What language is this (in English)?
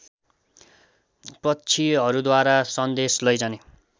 Nepali